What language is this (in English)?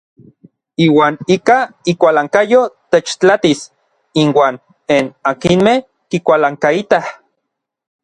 Orizaba Nahuatl